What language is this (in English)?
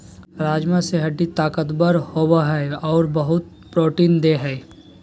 Magahi